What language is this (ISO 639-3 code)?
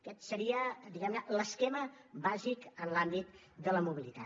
cat